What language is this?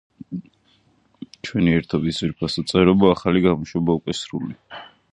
Georgian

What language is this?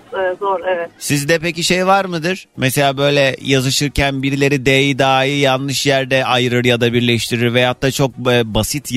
Turkish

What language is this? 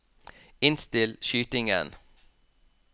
Norwegian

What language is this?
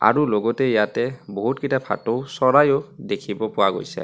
Assamese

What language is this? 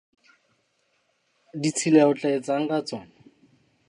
Southern Sotho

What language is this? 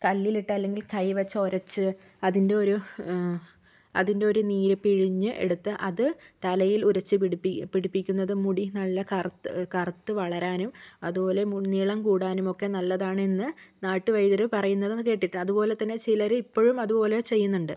Malayalam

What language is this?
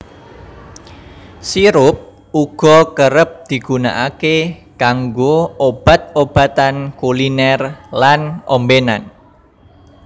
Javanese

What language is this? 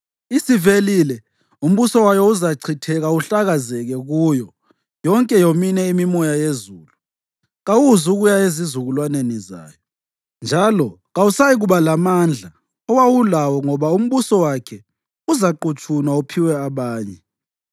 North Ndebele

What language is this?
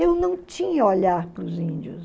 Portuguese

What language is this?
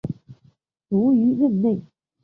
Chinese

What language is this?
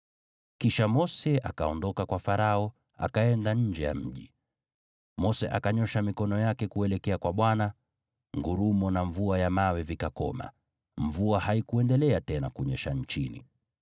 Swahili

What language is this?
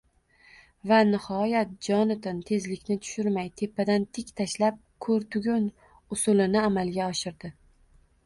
Uzbek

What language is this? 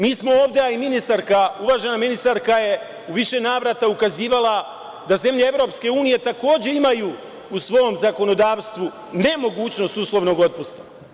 Serbian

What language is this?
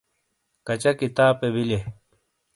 Shina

